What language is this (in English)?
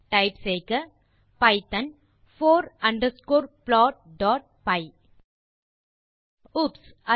Tamil